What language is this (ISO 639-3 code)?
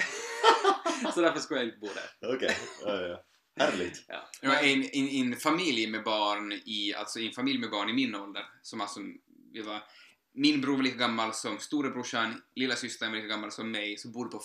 swe